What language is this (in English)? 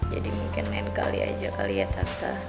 Indonesian